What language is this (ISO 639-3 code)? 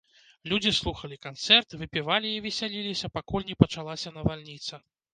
bel